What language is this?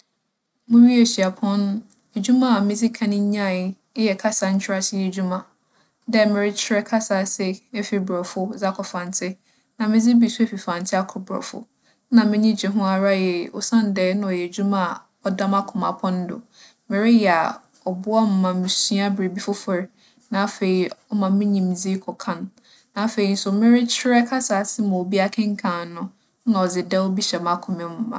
Akan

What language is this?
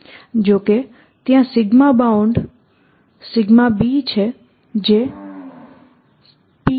Gujarati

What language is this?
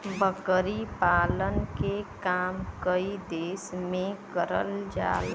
Bhojpuri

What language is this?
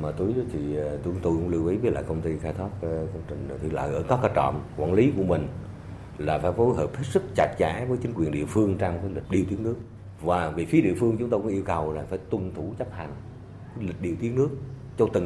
Vietnamese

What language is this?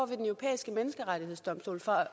Danish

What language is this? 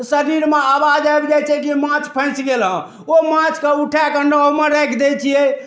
Maithili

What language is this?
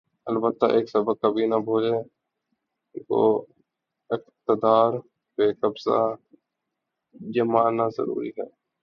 Urdu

